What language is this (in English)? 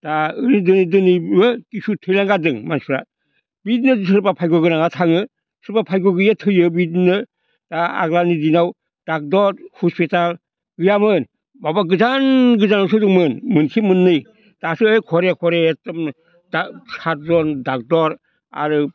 Bodo